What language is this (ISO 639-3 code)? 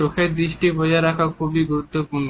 ben